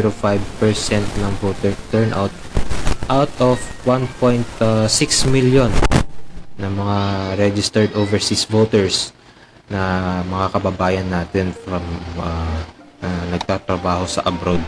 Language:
Filipino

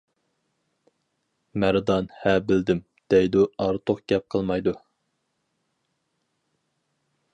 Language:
Uyghur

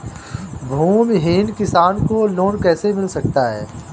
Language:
Hindi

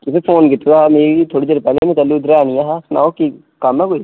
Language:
Dogri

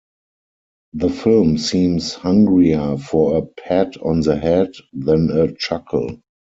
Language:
English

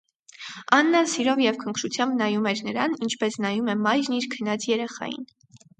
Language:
Armenian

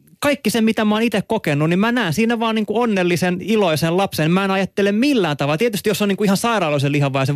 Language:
Finnish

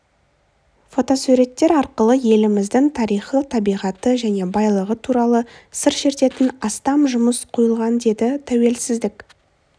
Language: Kazakh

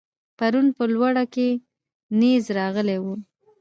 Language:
Pashto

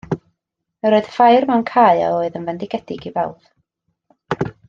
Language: Welsh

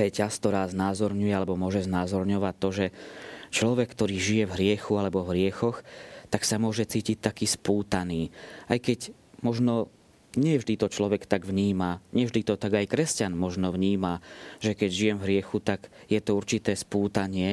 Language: Slovak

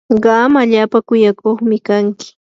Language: Yanahuanca Pasco Quechua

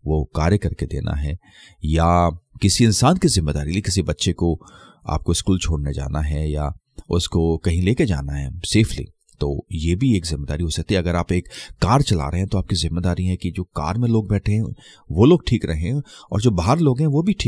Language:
Hindi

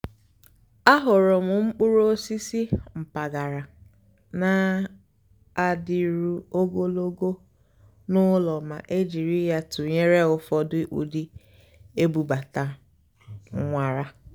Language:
Igbo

